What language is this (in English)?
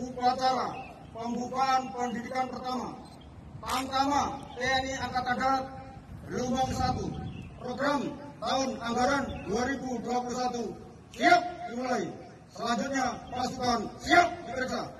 Indonesian